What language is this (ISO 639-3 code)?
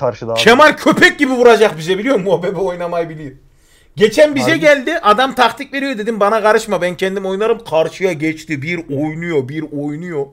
tur